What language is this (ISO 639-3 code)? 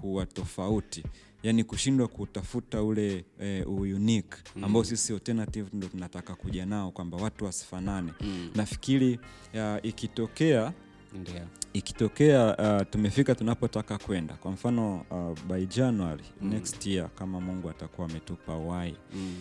swa